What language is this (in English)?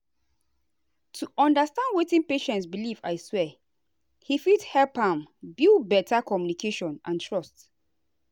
Nigerian Pidgin